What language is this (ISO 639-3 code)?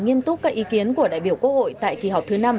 vie